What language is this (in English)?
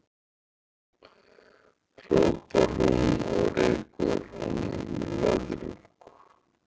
Icelandic